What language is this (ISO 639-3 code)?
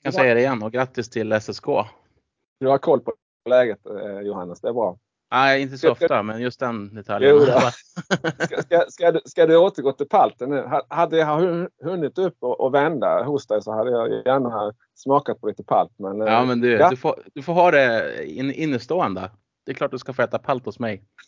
swe